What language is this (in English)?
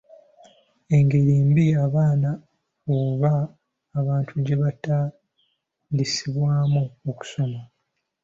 Ganda